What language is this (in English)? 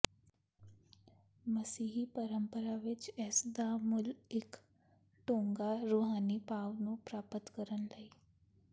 Punjabi